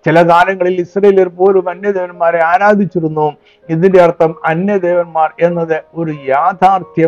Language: Malayalam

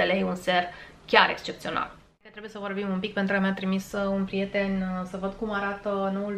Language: Romanian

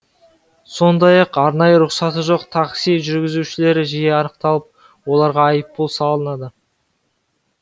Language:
Kazakh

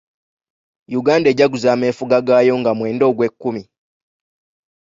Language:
Ganda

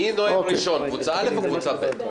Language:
Hebrew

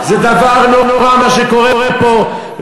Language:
Hebrew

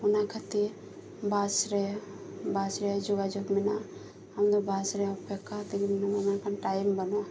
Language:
Santali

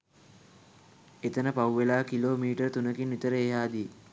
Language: Sinhala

